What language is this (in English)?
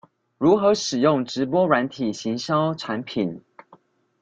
Chinese